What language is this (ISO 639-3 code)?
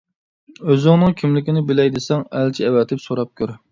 uig